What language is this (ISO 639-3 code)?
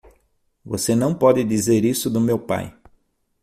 por